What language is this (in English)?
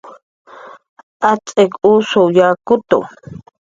Jaqaru